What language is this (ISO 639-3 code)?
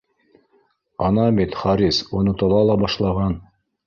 bak